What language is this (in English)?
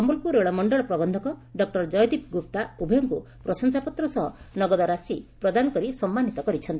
Odia